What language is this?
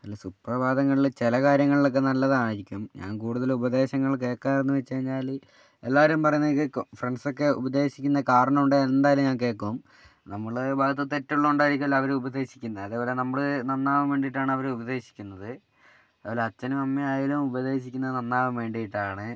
Malayalam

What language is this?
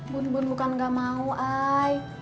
Indonesian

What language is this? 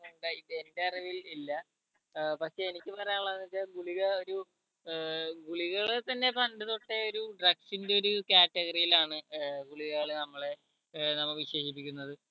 Malayalam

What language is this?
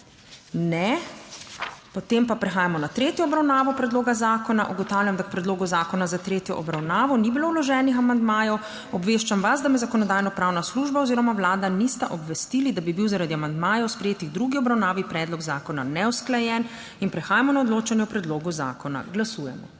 Slovenian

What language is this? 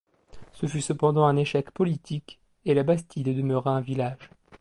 French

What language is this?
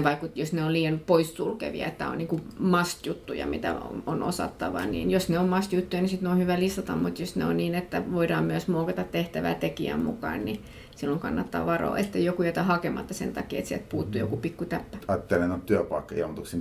Finnish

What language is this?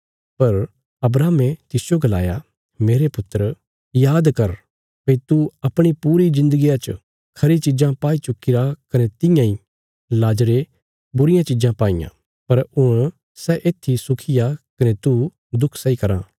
Bilaspuri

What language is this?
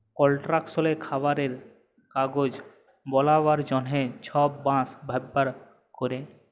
Bangla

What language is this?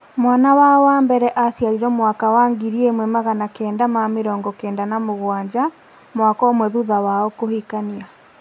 Kikuyu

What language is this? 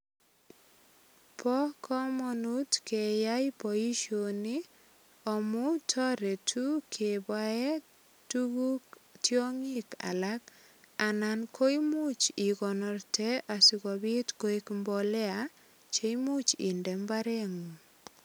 Kalenjin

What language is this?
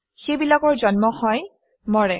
Assamese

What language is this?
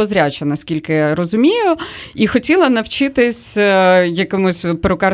Ukrainian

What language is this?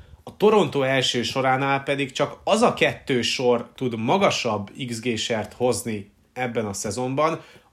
Hungarian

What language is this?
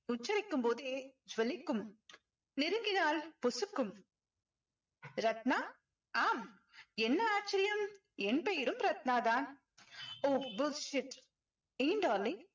Tamil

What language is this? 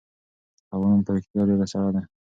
Pashto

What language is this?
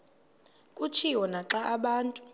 Xhosa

